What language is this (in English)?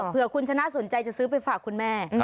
Thai